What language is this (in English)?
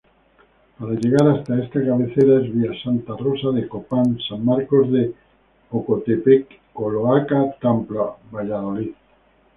Spanish